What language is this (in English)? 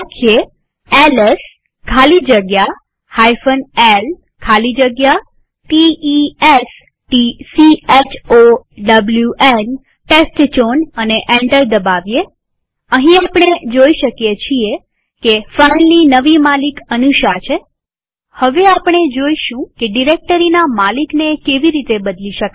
Gujarati